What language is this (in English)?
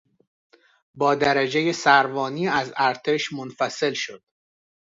Persian